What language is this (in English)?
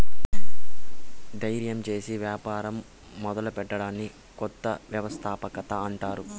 Telugu